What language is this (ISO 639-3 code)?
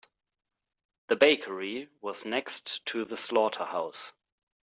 eng